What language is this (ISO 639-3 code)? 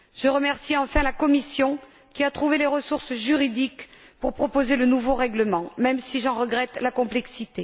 fra